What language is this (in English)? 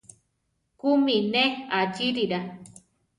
Central Tarahumara